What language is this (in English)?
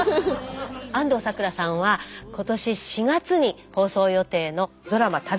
Japanese